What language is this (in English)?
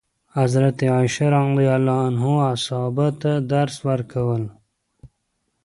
Pashto